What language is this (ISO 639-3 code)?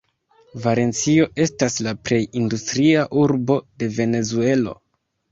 epo